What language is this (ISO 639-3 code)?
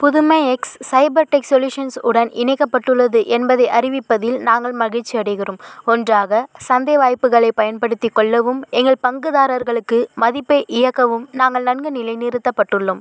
tam